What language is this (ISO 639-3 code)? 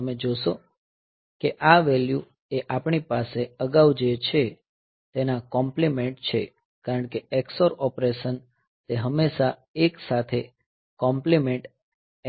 guj